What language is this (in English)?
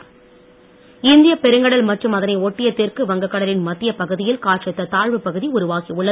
Tamil